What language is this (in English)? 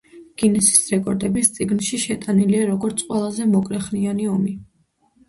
Georgian